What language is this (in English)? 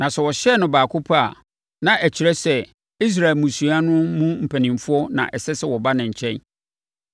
Akan